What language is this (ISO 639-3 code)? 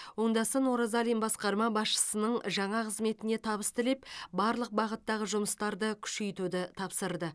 kaz